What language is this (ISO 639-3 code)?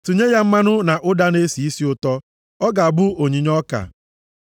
ibo